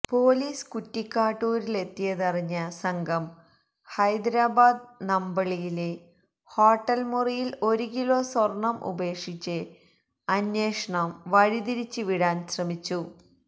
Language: Malayalam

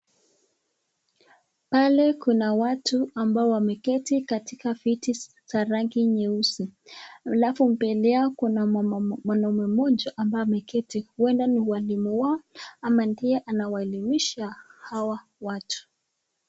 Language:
Swahili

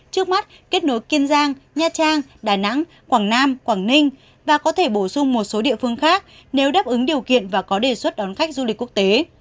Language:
Vietnamese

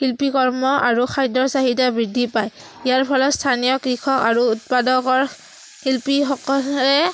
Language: Assamese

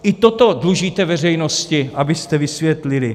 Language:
Czech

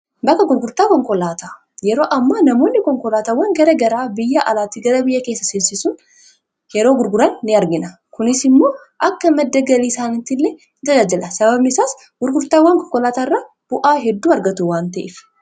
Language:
Oromo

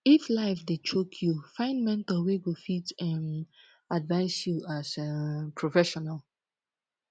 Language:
Nigerian Pidgin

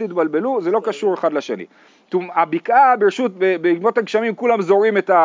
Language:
Hebrew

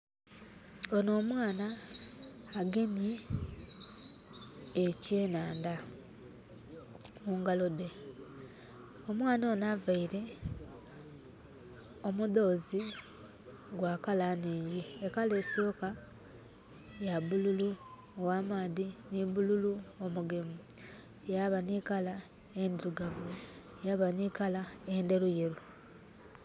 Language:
Soga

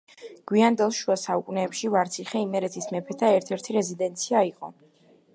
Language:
Georgian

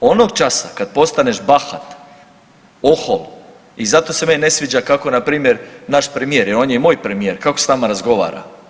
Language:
Croatian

